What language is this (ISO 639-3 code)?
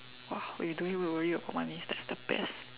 eng